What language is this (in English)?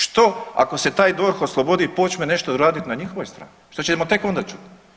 Croatian